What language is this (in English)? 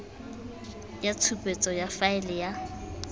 Tswana